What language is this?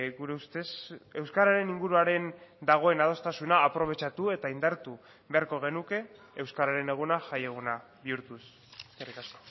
Basque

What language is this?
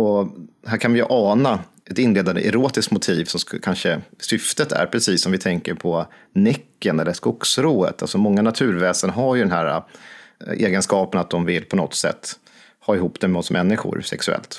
Swedish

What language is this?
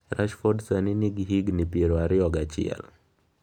Luo (Kenya and Tanzania)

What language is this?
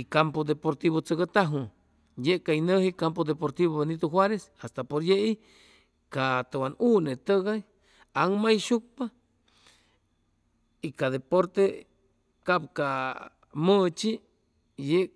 Chimalapa Zoque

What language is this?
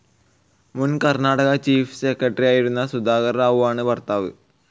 Malayalam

